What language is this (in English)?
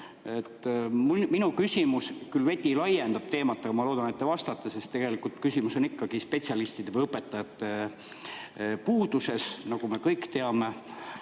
Estonian